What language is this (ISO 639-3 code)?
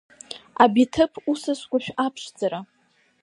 abk